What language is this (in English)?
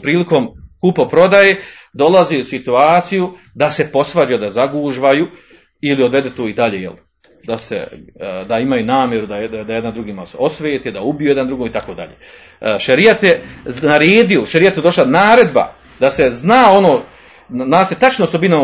Croatian